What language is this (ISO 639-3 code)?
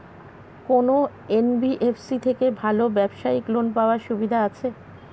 ben